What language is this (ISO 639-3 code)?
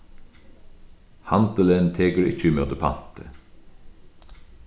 fao